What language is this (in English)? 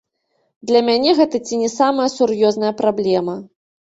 Belarusian